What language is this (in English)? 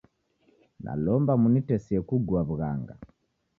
Taita